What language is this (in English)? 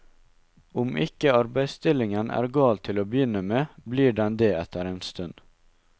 Norwegian